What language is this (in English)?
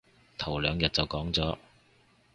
Cantonese